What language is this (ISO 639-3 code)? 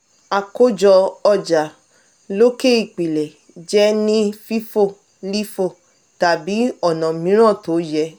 yor